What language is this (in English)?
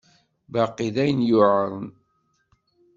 Kabyle